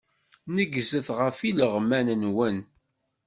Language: Kabyle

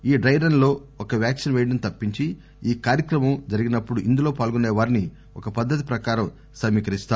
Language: Telugu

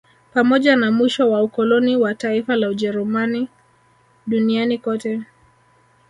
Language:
Swahili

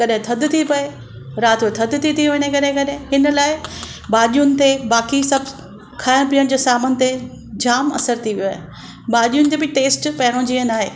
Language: Sindhi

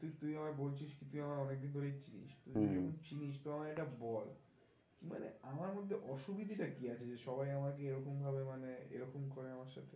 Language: Bangla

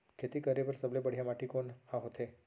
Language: Chhattisgarhi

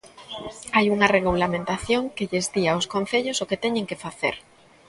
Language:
Galician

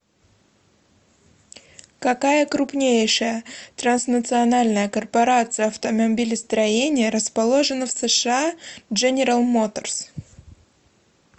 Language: Russian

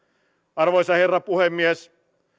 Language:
Finnish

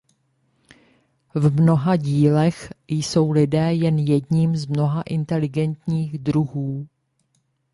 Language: Czech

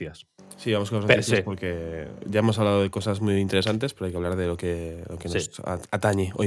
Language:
Spanish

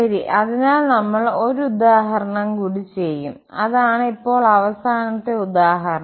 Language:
Malayalam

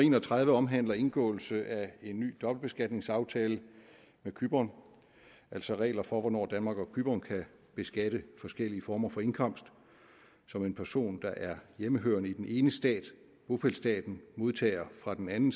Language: Danish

